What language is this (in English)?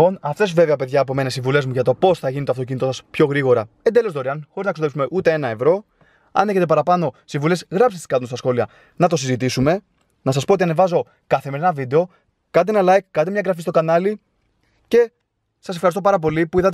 Greek